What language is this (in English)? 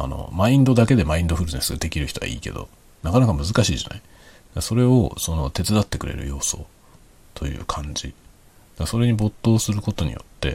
Japanese